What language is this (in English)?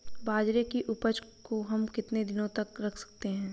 Hindi